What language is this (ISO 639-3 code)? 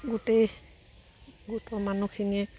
asm